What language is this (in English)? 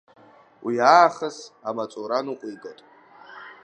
Abkhazian